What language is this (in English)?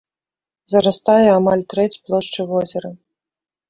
Belarusian